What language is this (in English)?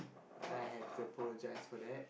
English